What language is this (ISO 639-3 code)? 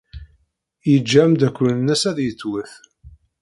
kab